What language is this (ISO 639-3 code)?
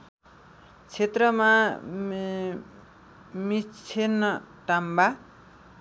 nep